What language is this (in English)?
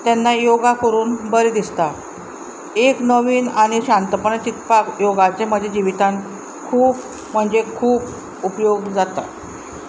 Konkani